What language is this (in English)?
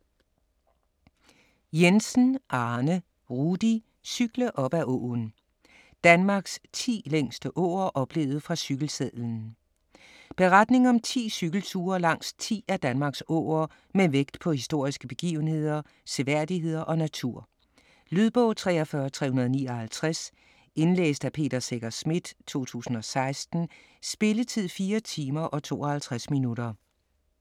Danish